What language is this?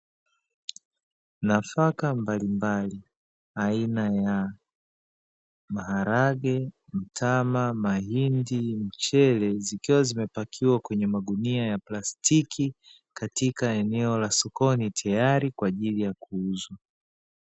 Swahili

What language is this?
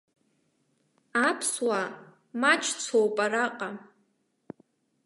Abkhazian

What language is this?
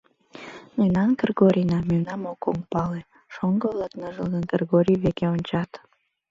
Mari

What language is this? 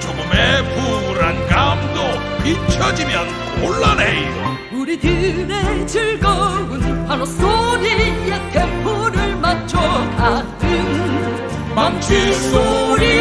Korean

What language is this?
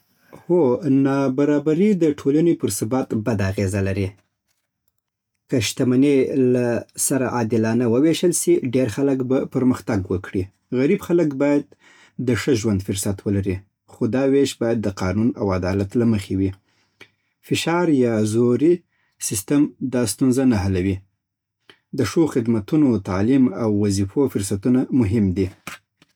Southern Pashto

